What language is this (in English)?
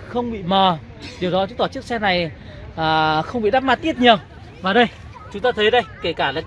Vietnamese